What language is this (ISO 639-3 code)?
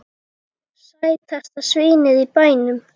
isl